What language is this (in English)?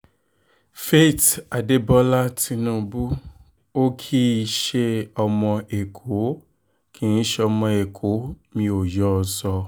Yoruba